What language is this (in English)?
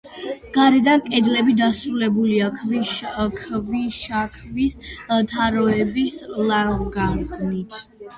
Georgian